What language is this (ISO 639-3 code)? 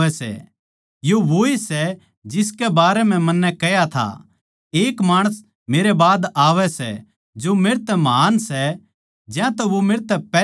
bgc